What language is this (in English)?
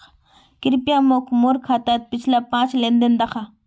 Magahi